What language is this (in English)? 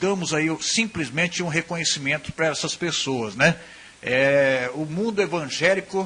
Portuguese